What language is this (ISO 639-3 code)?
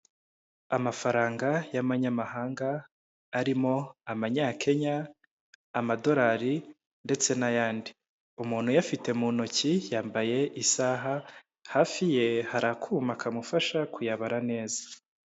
kin